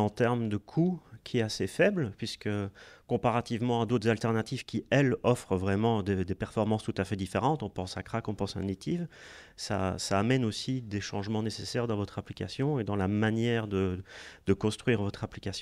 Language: French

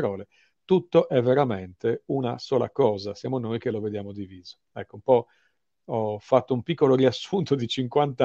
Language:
Italian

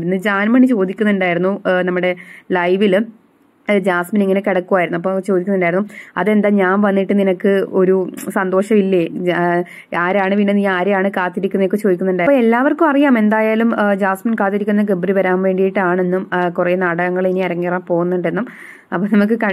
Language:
Malayalam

